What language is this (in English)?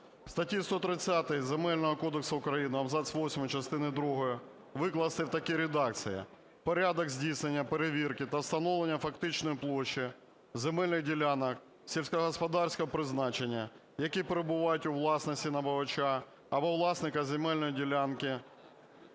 Ukrainian